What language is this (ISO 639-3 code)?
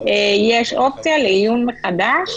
heb